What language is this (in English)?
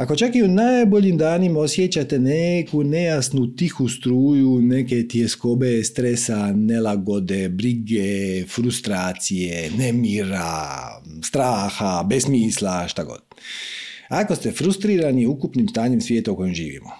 Croatian